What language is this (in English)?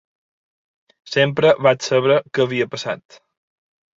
Catalan